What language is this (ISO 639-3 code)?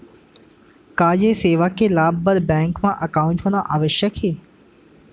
hne